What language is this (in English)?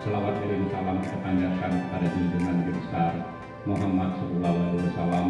Indonesian